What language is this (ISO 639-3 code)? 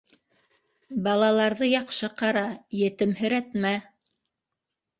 bak